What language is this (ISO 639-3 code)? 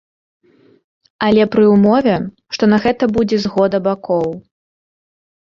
bel